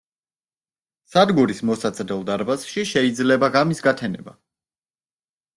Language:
Georgian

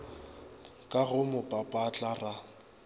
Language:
Northern Sotho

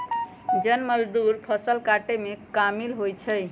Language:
Magahi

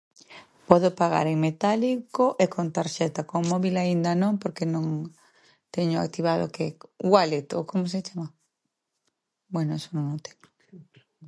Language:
Galician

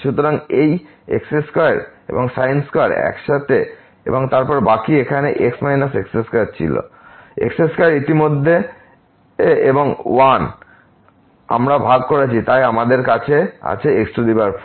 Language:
Bangla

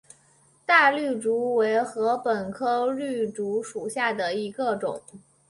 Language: Chinese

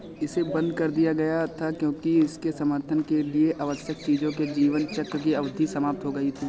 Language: Hindi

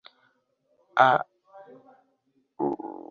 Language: Swahili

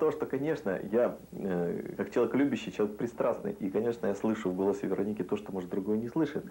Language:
Russian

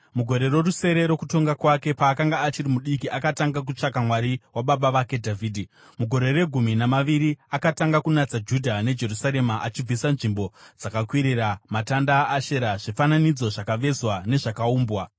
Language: Shona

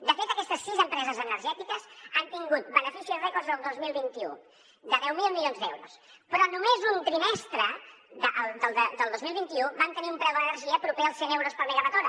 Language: Catalan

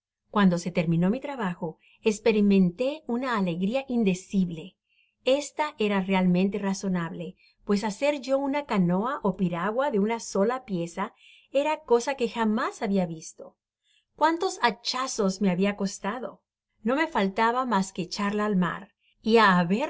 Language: Spanish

